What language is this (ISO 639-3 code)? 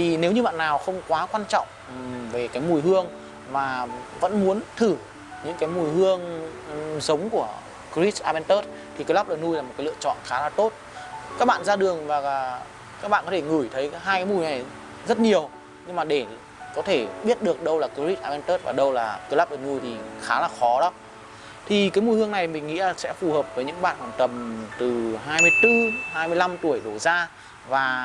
vie